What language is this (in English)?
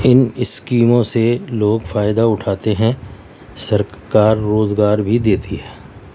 Urdu